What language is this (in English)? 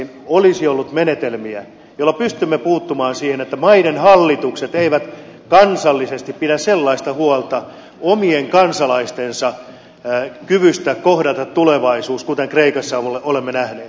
Finnish